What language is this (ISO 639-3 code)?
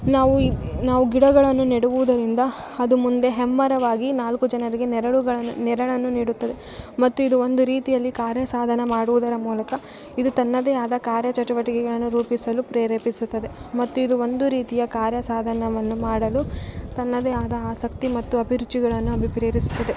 kan